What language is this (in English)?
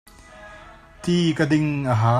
Hakha Chin